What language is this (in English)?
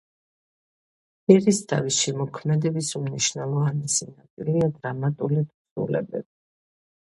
Georgian